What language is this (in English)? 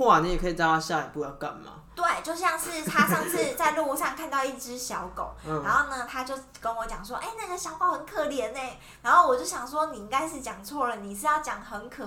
Chinese